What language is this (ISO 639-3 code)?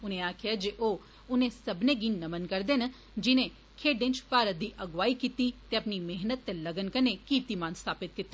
doi